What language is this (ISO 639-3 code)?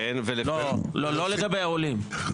heb